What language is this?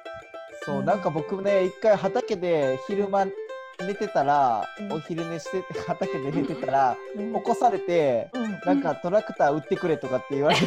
Japanese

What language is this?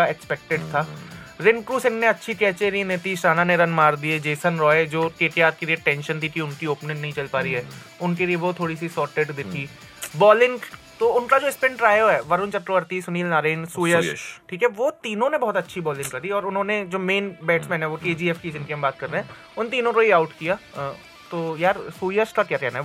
Hindi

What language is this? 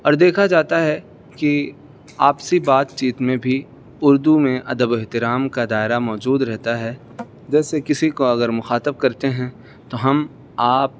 Urdu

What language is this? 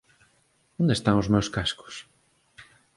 Galician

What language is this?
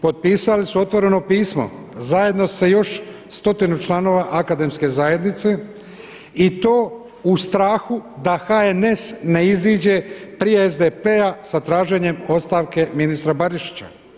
Croatian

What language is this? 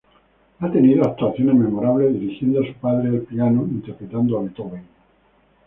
Spanish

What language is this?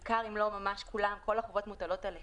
Hebrew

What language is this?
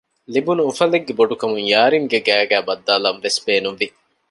Divehi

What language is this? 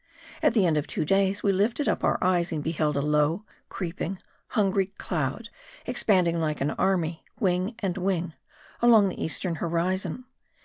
English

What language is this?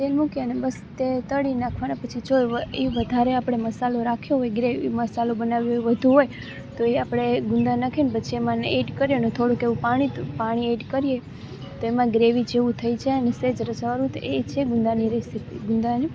Gujarati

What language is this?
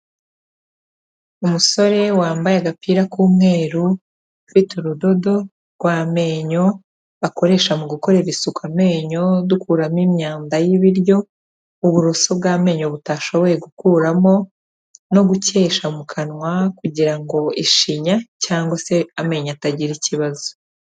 Kinyarwanda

